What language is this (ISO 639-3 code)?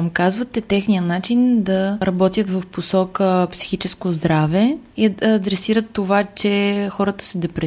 bul